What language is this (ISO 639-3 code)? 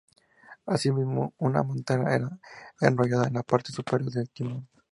spa